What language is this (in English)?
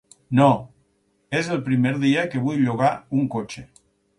Catalan